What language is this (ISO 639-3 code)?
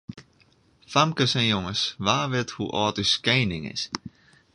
fry